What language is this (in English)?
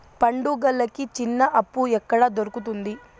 Telugu